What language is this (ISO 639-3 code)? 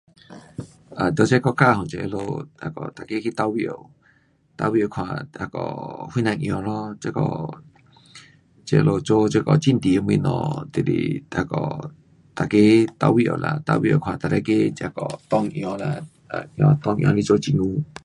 cpx